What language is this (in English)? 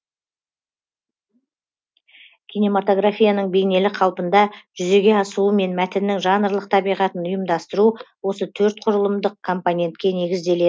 Kazakh